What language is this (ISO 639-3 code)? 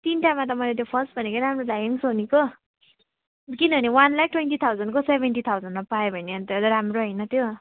nep